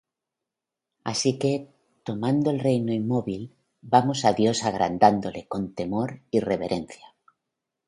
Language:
Spanish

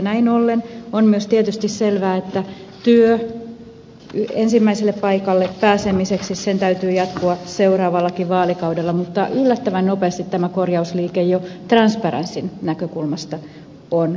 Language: Finnish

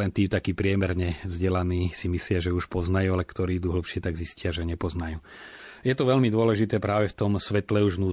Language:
Slovak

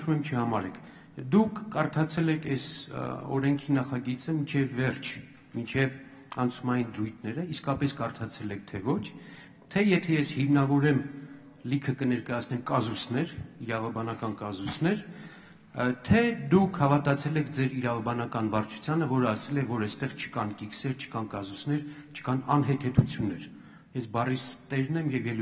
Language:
Romanian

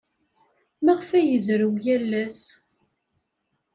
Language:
Kabyle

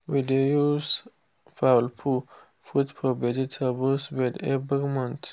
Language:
Nigerian Pidgin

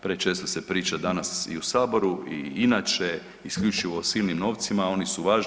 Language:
Croatian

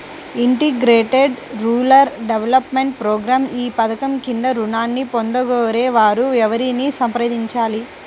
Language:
Telugu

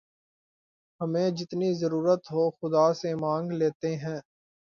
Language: Urdu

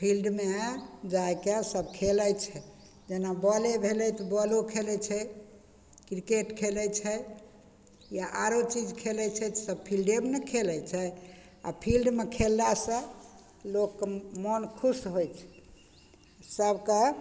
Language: Maithili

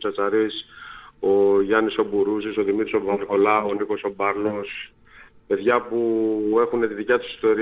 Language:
Greek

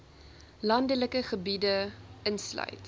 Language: Afrikaans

